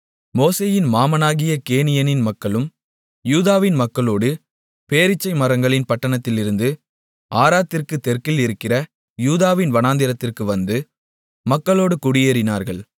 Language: Tamil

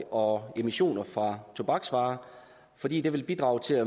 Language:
Danish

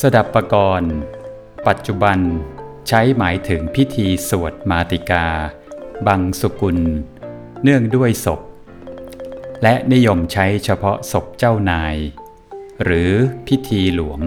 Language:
Thai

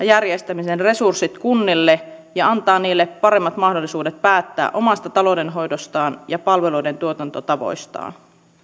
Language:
Finnish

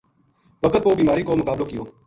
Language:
Gujari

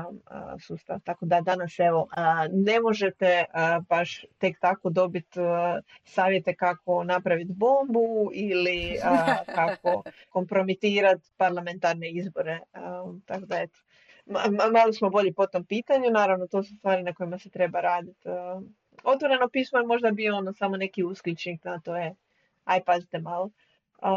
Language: Croatian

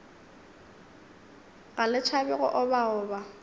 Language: Northern Sotho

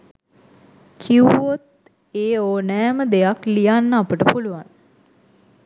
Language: Sinhala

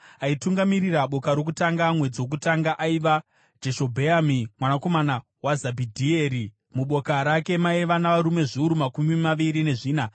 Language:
Shona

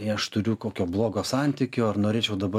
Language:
Lithuanian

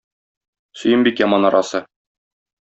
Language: Tatar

